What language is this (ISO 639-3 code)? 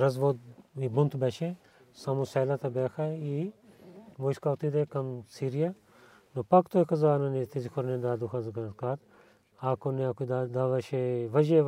bul